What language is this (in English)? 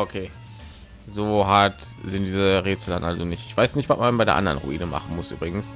German